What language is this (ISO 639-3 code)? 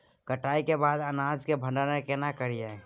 mai